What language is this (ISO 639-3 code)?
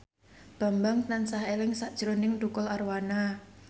jav